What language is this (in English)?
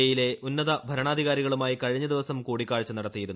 Malayalam